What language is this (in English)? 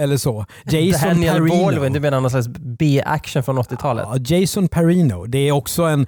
Swedish